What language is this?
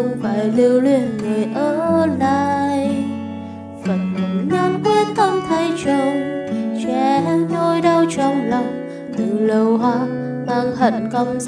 Vietnamese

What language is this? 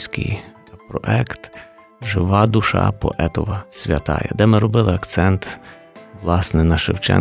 Ukrainian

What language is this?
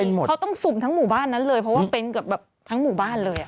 Thai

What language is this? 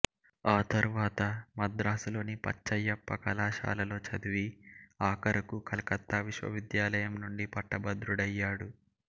Telugu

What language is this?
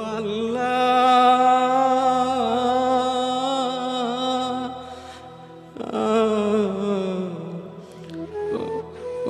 Hindi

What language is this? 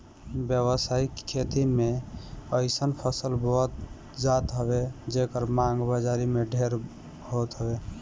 Bhojpuri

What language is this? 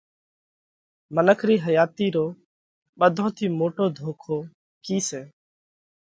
Parkari Koli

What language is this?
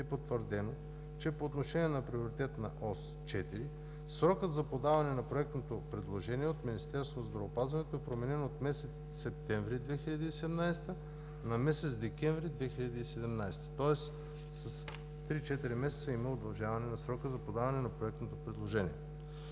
Bulgarian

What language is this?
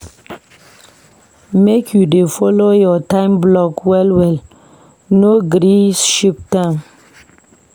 Nigerian Pidgin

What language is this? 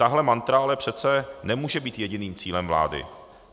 Czech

